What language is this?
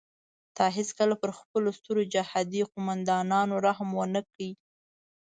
Pashto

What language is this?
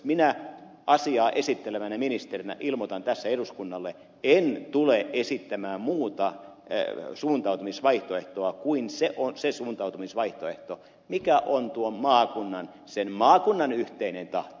Finnish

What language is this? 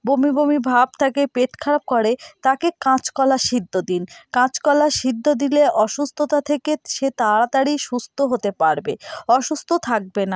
Bangla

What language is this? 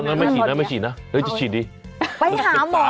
Thai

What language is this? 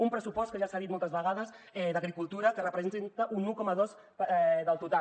Catalan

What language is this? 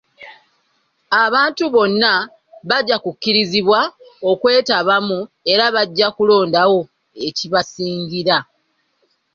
Ganda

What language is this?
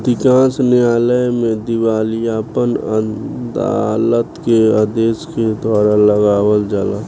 Bhojpuri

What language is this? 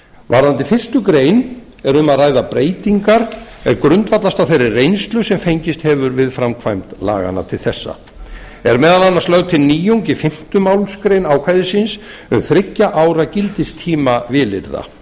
Icelandic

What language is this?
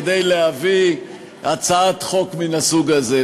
Hebrew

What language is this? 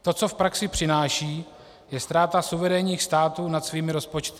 Czech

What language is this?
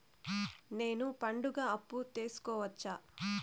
Telugu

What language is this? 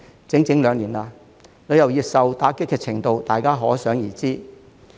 Cantonese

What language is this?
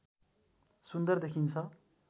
Nepali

